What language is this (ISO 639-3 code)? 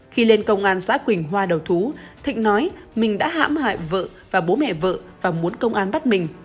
vie